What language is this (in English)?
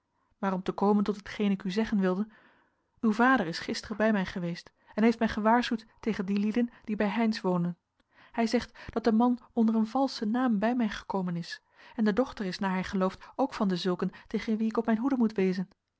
Dutch